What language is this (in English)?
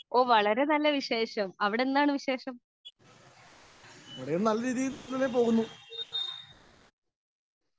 Malayalam